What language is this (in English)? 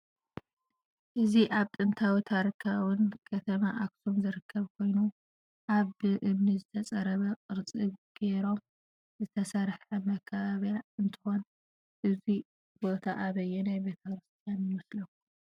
Tigrinya